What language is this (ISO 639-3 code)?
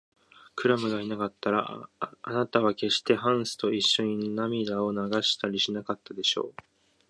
jpn